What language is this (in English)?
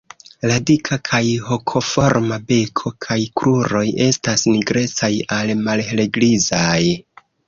Esperanto